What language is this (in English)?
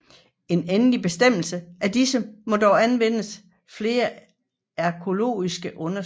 Danish